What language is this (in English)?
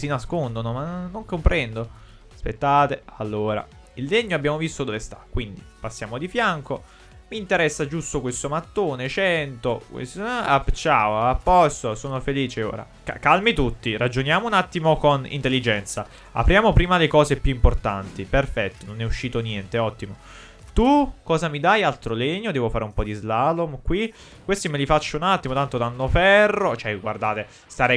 Italian